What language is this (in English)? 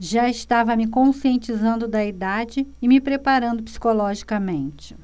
Portuguese